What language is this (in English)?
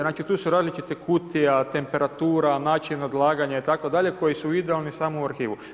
Croatian